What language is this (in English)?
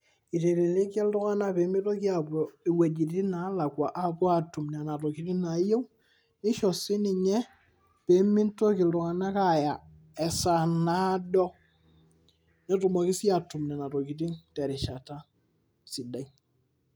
Masai